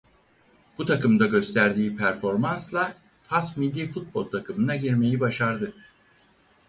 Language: Turkish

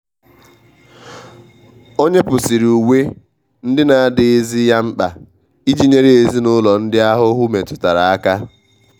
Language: Igbo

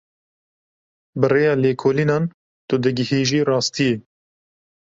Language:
Kurdish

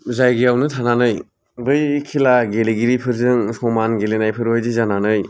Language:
Bodo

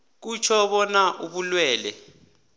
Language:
South Ndebele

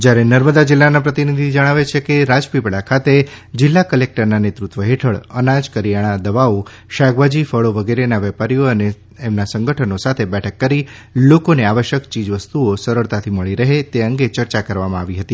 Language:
Gujarati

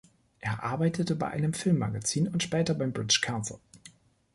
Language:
German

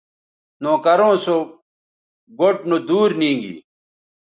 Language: Bateri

